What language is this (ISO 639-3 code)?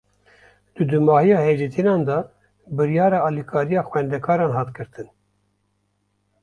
kur